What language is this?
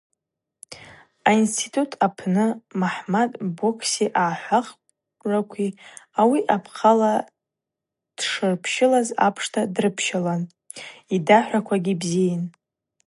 Abaza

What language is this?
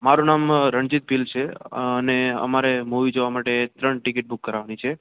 Gujarati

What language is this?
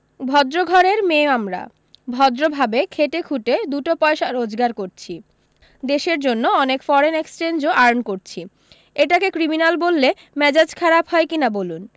Bangla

